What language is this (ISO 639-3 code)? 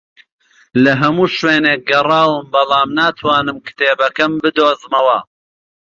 ckb